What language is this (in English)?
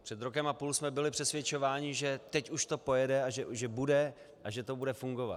Czech